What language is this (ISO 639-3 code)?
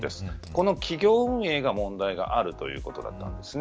jpn